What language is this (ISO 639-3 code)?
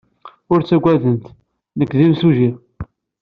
kab